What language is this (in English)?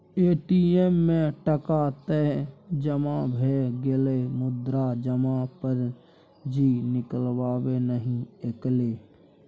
Maithili